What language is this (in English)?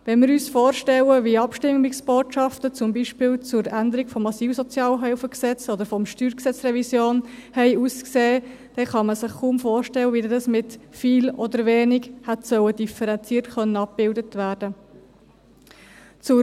Swiss German